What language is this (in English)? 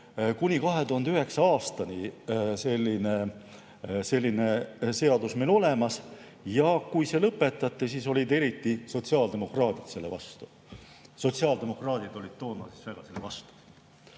Estonian